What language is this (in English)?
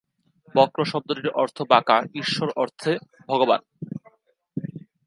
Bangla